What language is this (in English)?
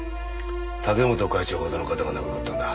Japanese